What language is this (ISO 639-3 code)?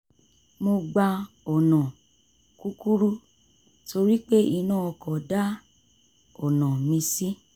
yor